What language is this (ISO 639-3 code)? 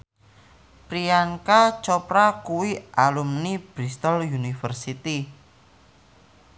jav